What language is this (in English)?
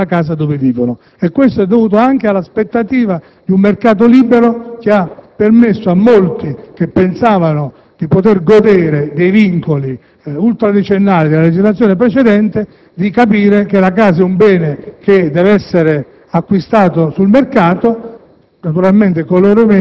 Italian